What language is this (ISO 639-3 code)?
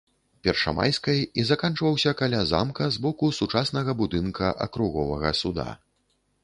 bel